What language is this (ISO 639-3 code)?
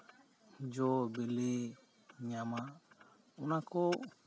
sat